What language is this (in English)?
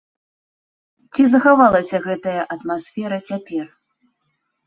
Belarusian